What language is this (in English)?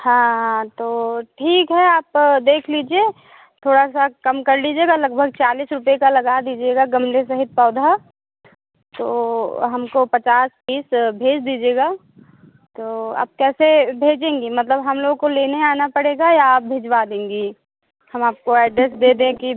Hindi